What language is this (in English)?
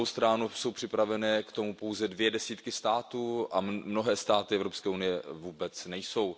Czech